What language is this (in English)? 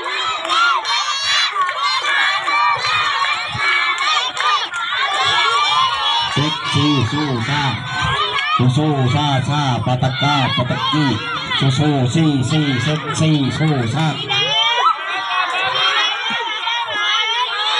Thai